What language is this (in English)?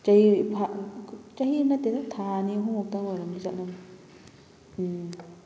Manipuri